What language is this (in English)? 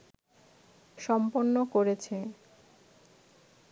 Bangla